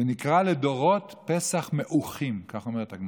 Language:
Hebrew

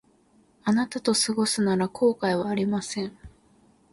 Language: Japanese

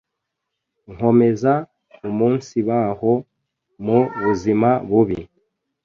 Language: Kinyarwanda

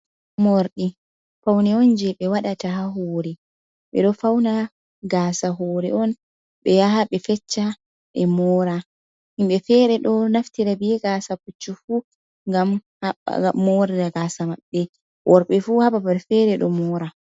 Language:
Fula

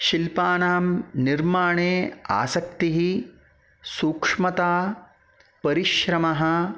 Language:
Sanskrit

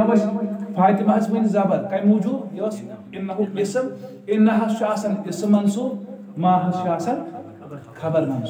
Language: Turkish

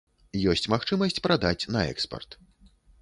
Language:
Belarusian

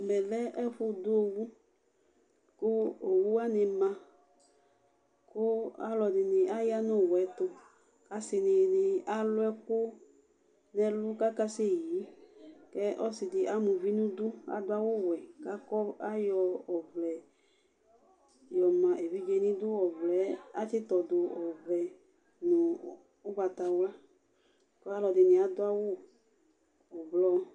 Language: Ikposo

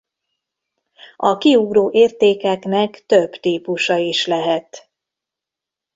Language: Hungarian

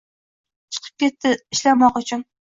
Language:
Uzbek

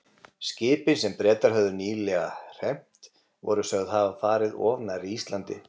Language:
Icelandic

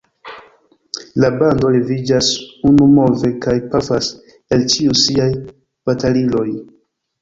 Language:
Esperanto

